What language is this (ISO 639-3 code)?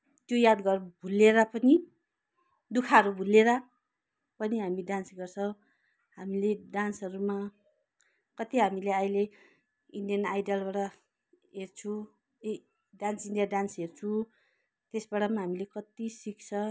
nep